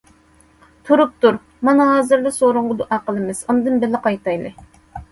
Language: Uyghur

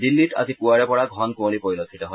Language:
Assamese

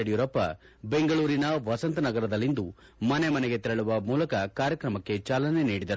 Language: Kannada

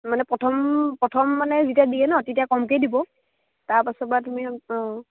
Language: Assamese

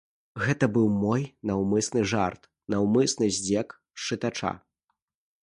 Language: Belarusian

